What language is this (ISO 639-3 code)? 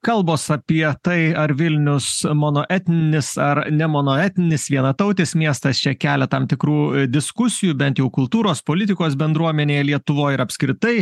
lit